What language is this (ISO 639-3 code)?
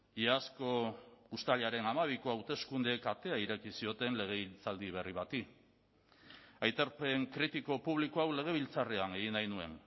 eus